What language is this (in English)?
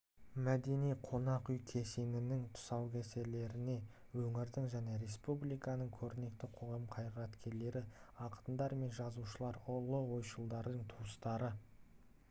Kazakh